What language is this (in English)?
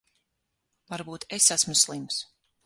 Latvian